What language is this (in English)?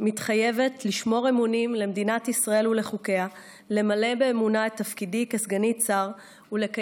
Hebrew